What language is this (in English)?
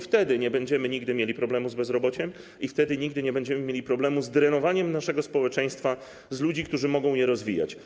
Polish